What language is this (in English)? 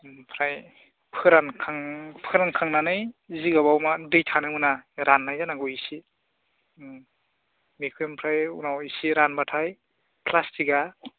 Bodo